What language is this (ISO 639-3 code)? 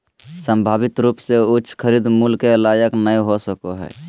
mag